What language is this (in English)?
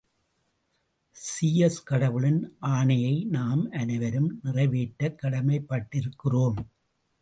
Tamil